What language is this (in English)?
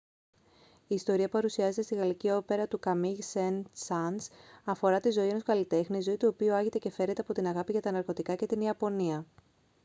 Greek